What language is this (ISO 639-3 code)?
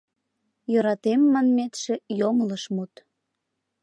chm